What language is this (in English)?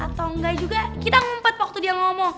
Indonesian